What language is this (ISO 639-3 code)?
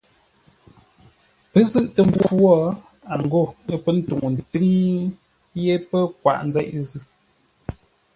nla